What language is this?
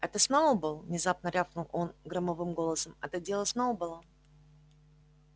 Russian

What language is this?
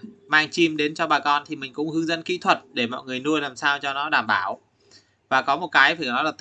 Vietnamese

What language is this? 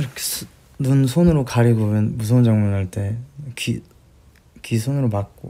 Korean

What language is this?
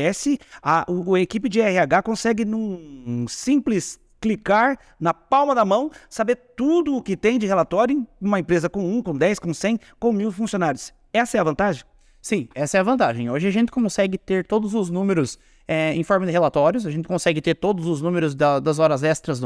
Portuguese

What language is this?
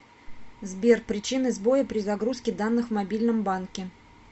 Russian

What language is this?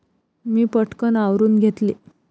Marathi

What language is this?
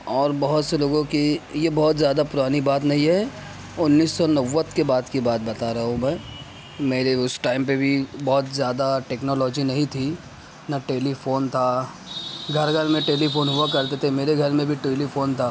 Urdu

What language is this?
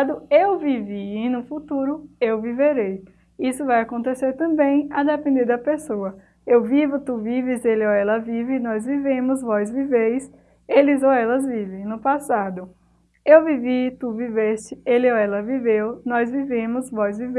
Portuguese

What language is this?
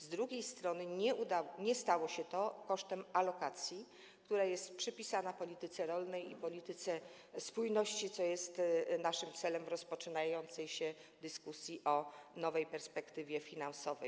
Polish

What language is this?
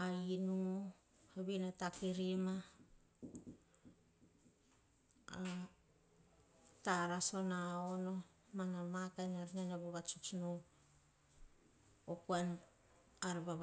Hahon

